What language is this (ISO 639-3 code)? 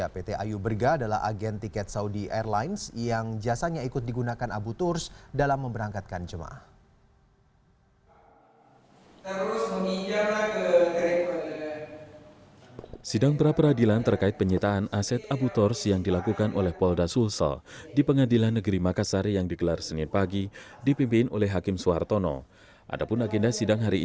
ind